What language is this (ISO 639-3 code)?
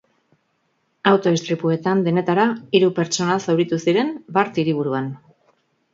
eus